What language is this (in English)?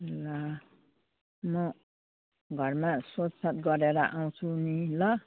Nepali